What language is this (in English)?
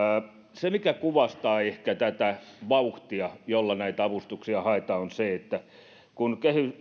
Finnish